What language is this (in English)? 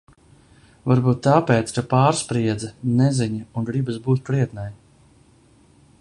Latvian